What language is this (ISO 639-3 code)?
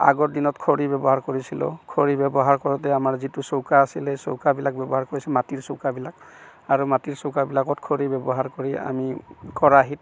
asm